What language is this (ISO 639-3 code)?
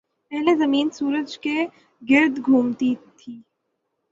urd